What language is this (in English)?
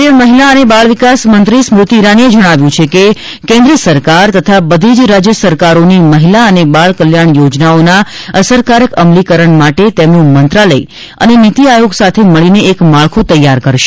Gujarati